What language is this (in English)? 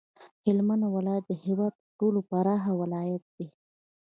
Pashto